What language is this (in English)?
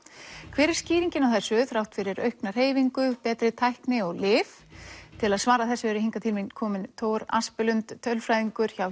Icelandic